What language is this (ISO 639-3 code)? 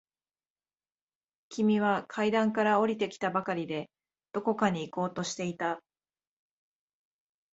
jpn